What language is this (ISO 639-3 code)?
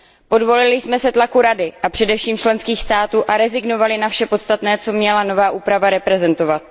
ces